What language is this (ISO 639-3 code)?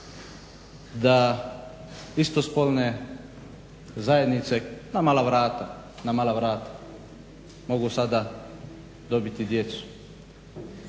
hrv